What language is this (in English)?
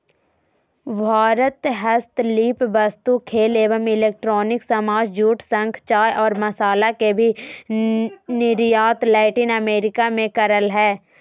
Magahi